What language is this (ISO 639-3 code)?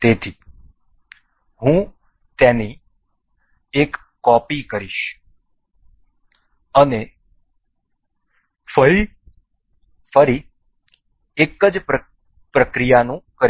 guj